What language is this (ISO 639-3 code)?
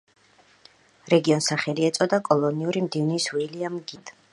kat